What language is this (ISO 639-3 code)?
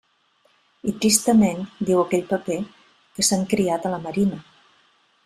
cat